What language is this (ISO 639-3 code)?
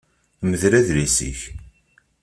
kab